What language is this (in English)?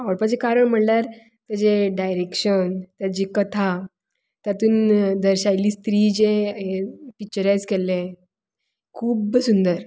Konkani